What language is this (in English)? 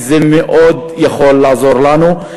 Hebrew